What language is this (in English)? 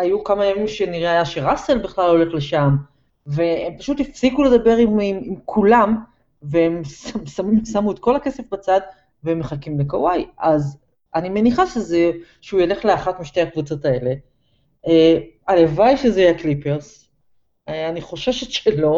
Hebrew